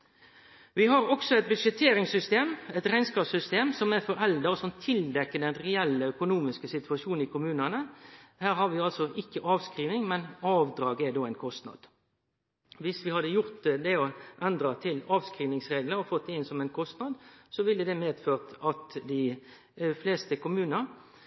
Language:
Norwegian Nynorsk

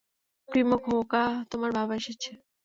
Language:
Bangla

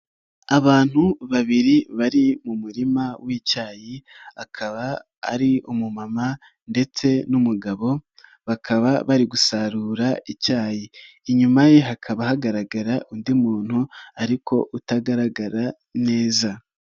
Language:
Kinyarwanda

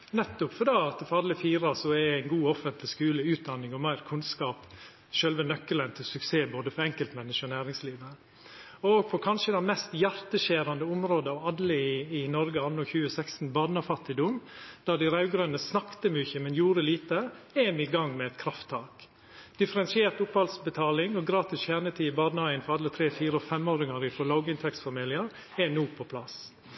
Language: Norwegian Nynorsk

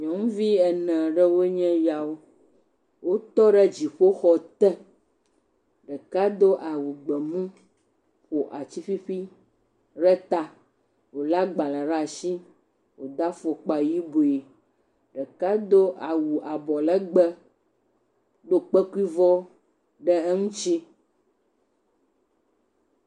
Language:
Ewe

